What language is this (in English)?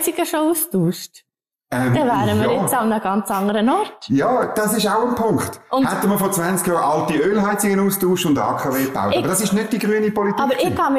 German